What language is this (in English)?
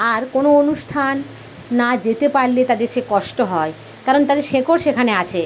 Bangla